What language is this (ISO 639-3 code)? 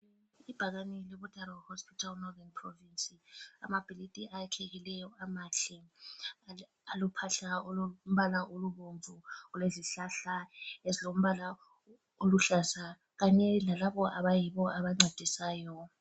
nde